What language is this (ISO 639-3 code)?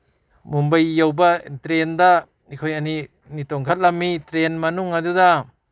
mni